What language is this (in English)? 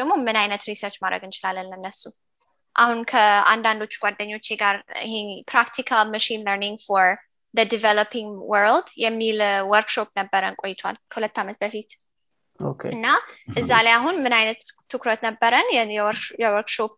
Amharic